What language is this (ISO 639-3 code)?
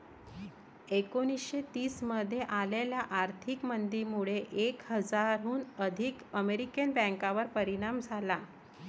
mar